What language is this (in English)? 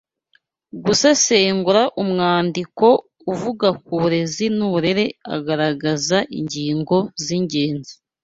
Kinyarwanda